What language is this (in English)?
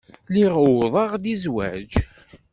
Kabyle